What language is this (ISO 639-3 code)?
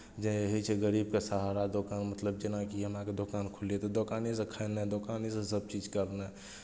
mai